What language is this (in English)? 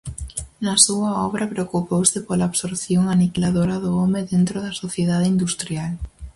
Galician